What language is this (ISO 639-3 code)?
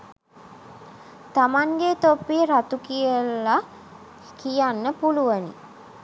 sin